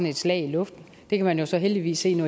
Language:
Danish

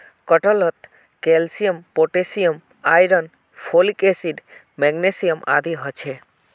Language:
Magahi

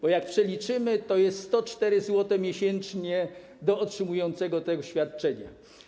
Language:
Polish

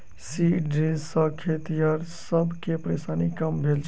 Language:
Maithili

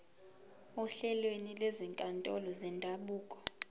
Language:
Zulu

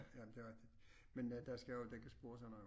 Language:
Danish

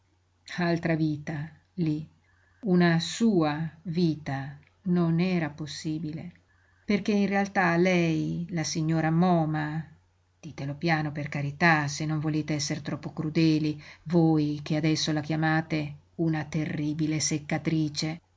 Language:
Italian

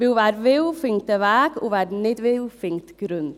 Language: Swiss German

